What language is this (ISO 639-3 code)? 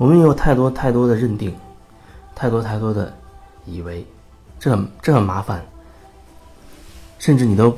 zho